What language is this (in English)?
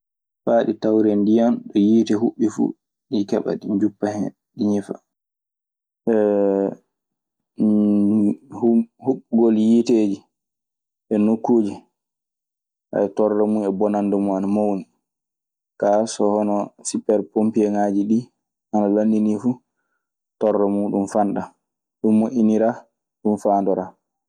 Maasina Fulfulde